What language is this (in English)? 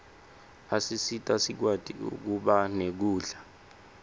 Swati